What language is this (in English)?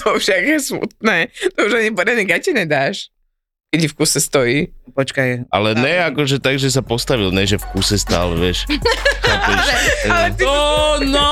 Slovak